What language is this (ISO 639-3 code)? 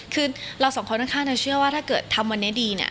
tha